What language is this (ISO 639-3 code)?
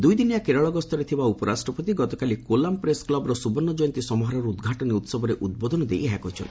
ori